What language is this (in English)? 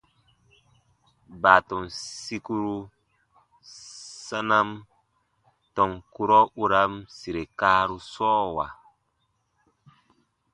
Baatonum